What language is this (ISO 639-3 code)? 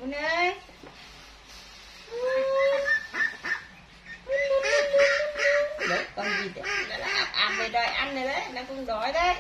vie